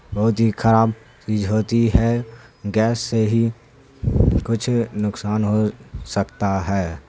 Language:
Urdu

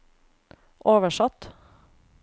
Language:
Norwegian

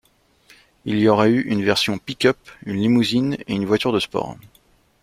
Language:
French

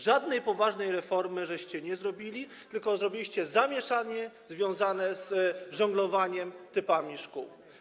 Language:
Polish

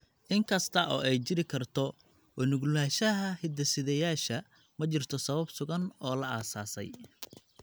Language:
Somali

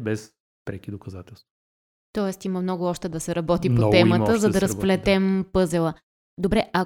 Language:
Bulgarian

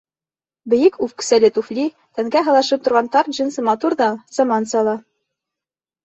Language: Bashkir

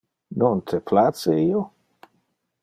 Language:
Interlingua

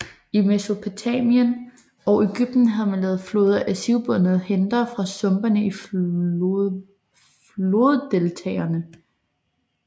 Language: Danish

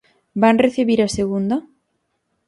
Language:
Galician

